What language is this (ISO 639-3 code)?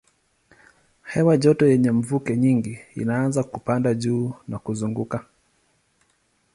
swa